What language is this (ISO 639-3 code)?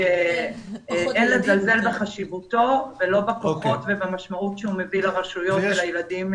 heb